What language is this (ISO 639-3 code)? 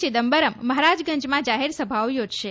guj